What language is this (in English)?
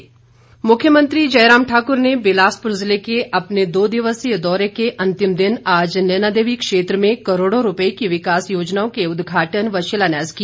Hindi